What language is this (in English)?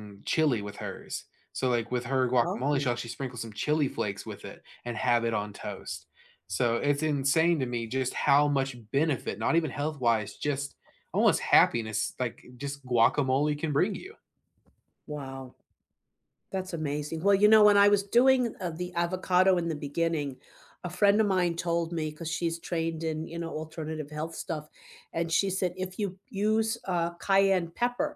English